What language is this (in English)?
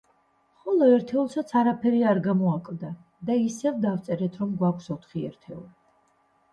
Georgian